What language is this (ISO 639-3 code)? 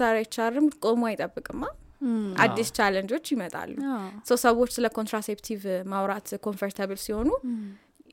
amh